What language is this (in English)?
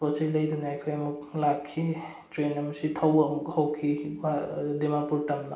Manipuri